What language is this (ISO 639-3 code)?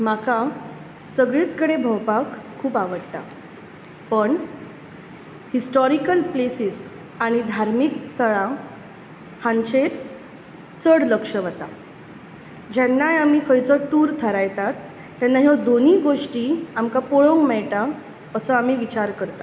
kok